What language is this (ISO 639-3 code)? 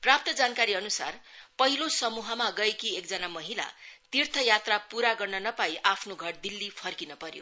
nep